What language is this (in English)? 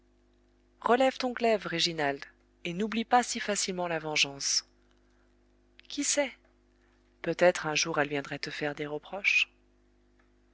French